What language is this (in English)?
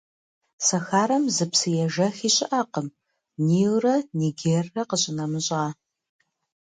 Kabardian